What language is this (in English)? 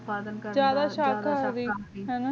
Punjabi